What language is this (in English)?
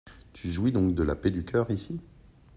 French